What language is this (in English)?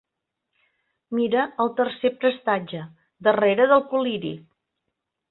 Catalan